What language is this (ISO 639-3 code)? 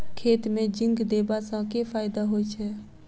mai